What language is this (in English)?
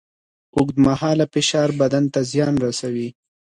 Pashto